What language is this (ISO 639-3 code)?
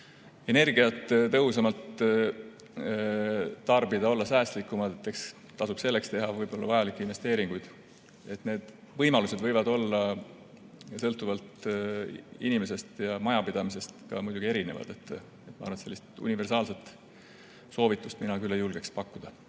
est